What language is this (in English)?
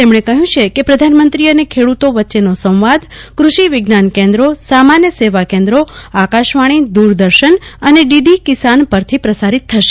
Gujarati